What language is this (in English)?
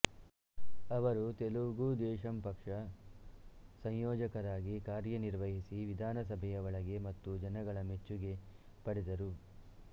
Kannada